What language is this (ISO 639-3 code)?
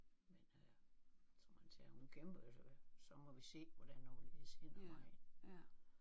dan